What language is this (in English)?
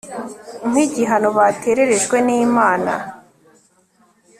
Kinyarwanda